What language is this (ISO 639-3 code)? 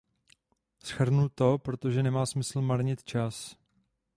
ces